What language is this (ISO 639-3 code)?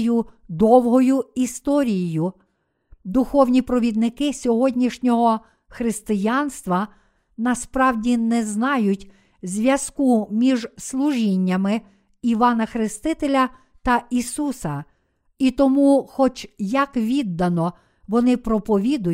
ukr